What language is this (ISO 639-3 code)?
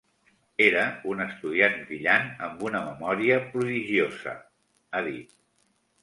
cat